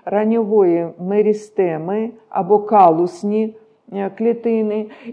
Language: Ukrainian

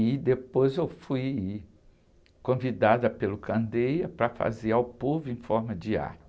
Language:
Portuguese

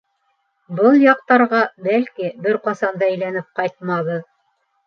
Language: Bashkir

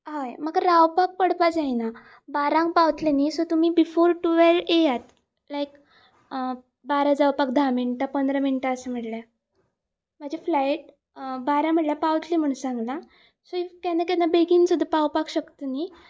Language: Konkani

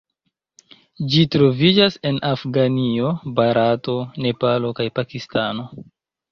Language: Esperanto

